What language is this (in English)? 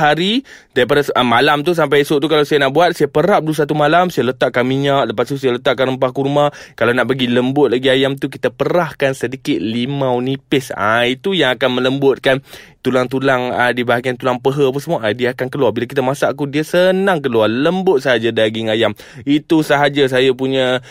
Malay